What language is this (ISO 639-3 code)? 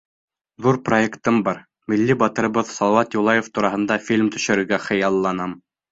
bak